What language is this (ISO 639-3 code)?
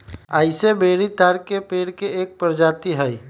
mag